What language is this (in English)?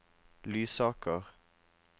Norwegian